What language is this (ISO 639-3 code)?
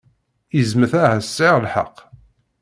kab